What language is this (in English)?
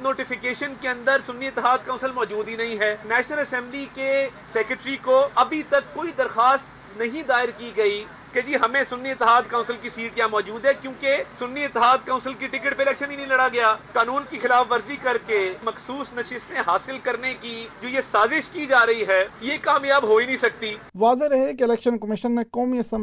Urdu